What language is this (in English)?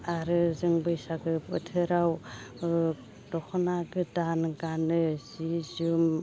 Bodo